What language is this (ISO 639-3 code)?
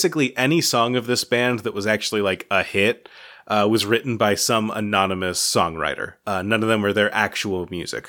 eng